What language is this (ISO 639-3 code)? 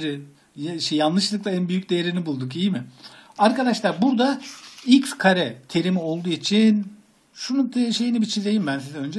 tur